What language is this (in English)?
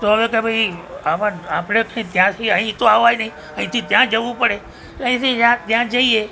Gujarati